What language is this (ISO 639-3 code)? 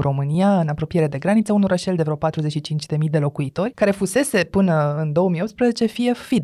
ron